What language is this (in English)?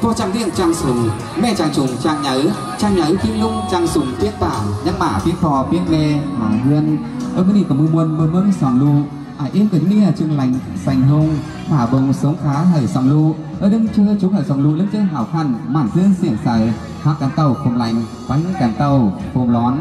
Vietnamese